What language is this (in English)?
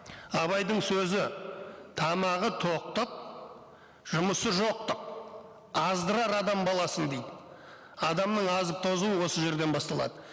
Kazakh